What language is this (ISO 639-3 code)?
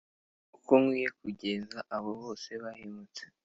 kin